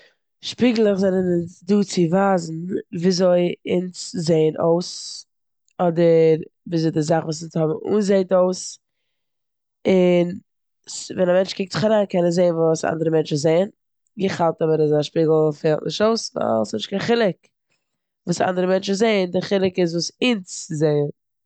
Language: Yiddish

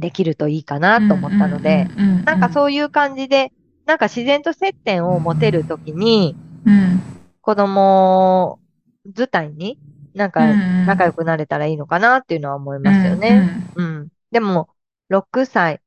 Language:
Japanese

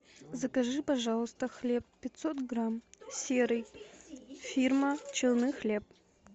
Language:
Russian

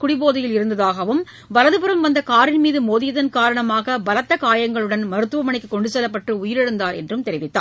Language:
Tamil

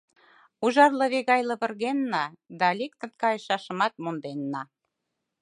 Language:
Mari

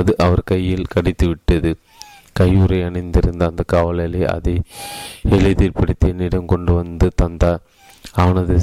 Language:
Tamil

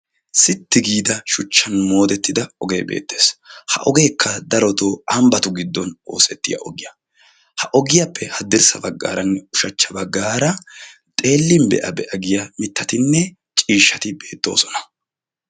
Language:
Wolaytta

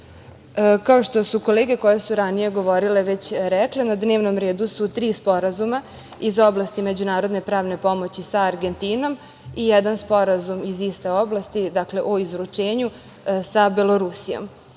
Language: Serbian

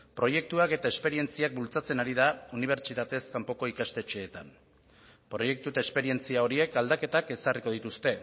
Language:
Basque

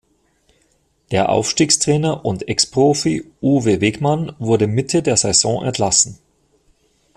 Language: German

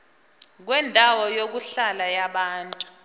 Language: Zulu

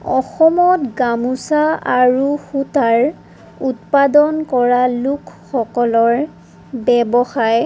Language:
Assamese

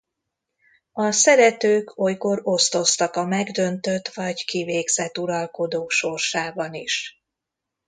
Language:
Hungarian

